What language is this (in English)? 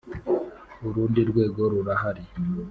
Kinyarwanda